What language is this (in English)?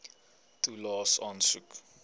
Afrikaans